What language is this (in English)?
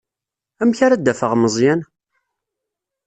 Kabyle